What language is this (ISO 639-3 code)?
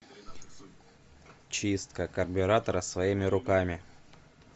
rus